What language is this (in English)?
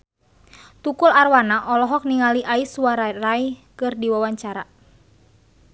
Sundanese